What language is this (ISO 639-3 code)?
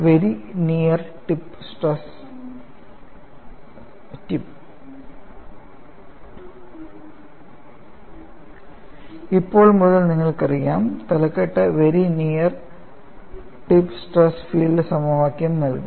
mal